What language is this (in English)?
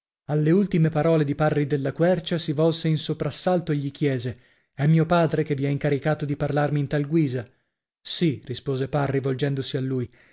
Italian